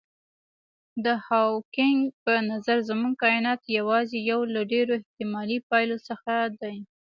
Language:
Pashto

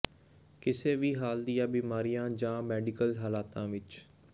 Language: Punjabi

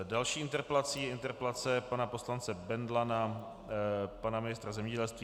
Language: Czech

